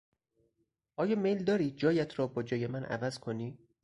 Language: Persian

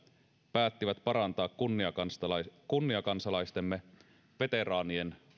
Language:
Finnish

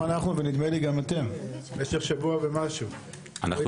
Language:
Hebrew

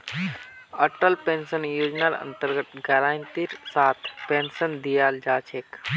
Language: Magahi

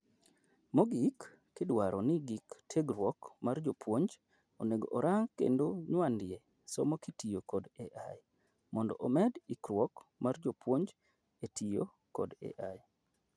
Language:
Luo (Kenya and Tanzania)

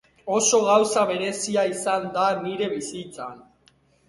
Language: Basque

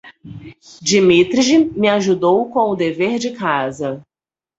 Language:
Portuguese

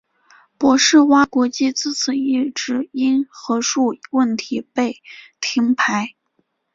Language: Chinese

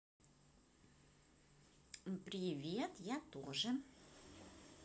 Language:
Russian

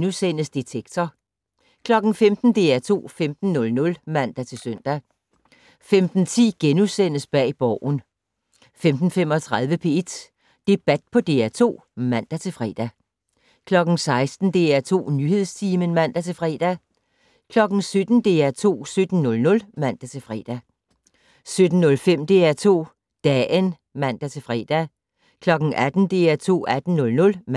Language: Danish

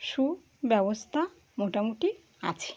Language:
Bangla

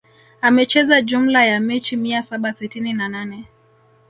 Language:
Swahili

